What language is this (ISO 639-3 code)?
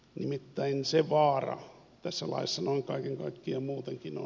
fin